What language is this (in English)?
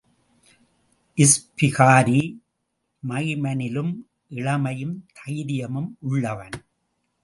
Tamil